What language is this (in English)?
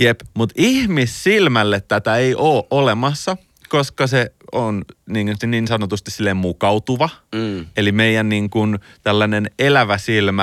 Finnish